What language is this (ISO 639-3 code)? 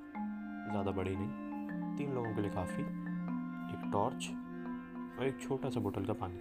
hin